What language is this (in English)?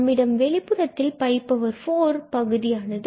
Tamil